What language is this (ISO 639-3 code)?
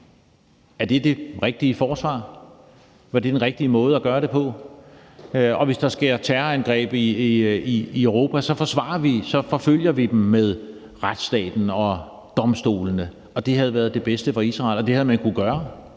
dan